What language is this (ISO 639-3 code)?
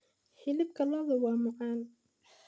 som